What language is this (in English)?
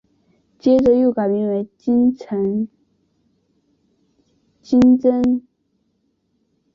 Chinese